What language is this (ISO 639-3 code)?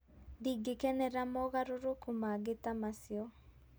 kik